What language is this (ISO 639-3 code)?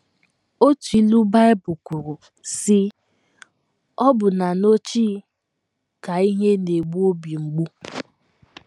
ibo